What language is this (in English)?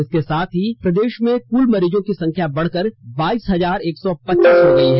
Hindi